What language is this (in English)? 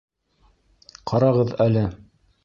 Bashkir